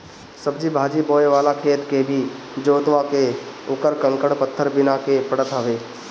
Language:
Bhojpuri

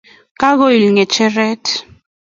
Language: Kalenjin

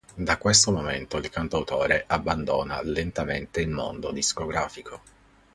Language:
Italian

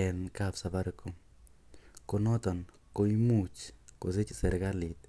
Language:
Kalenjin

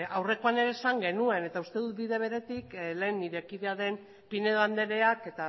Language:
Basque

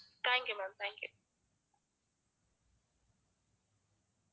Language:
Tamil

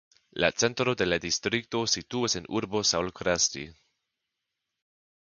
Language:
Esperanto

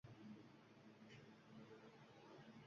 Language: Uzbek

